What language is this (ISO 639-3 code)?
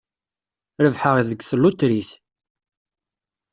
kab